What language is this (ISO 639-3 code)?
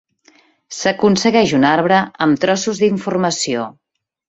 cat